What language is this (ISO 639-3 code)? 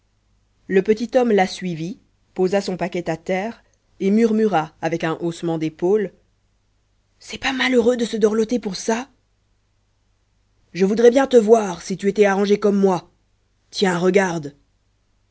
fra